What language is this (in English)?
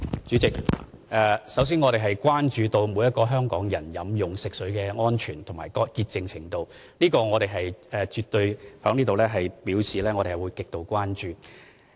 Cantonese